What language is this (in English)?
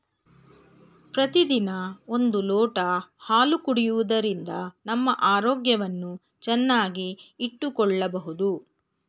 Kannada